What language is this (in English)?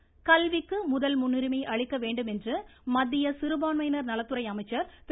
Tamil